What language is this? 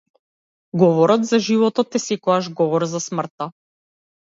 Macedonian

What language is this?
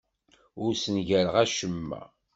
Kabyle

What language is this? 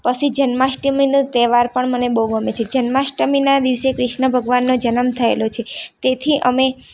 Gujarati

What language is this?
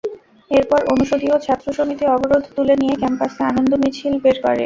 Bangla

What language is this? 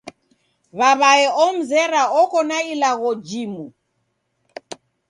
Taita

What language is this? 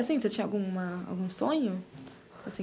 Portuguese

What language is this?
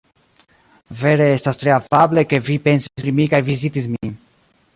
Esperanto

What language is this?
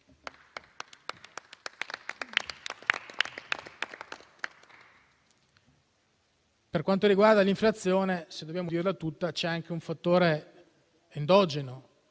Italian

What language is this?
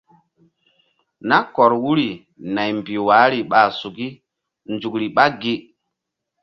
Mbum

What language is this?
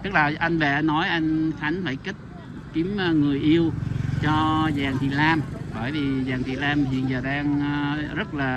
Vietnamese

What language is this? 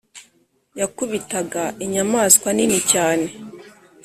Kinyarwanda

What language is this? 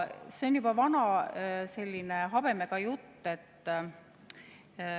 Estonian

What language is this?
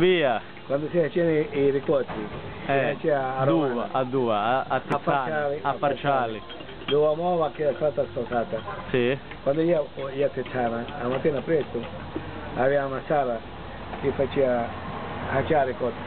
Italian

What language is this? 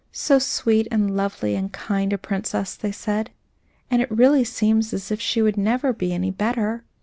English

